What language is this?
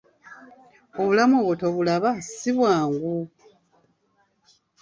Ganda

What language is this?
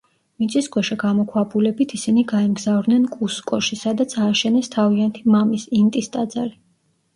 Georgian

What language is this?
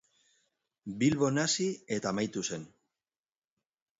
Basque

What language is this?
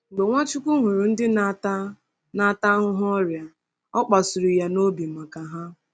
Igbo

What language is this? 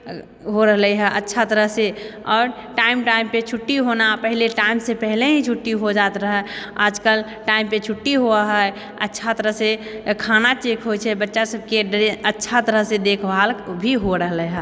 Maithili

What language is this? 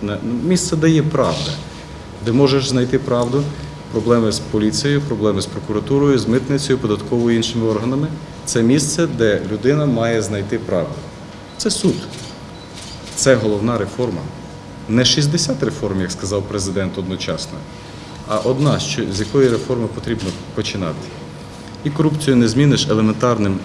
Russian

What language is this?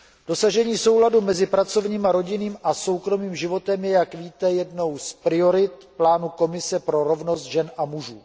Czech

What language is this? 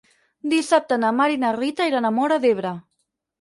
Catalan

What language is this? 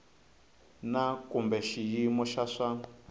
Tsonga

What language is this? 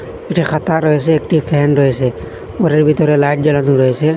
Bangla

